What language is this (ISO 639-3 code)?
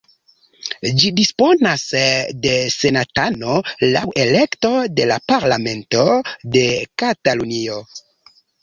epo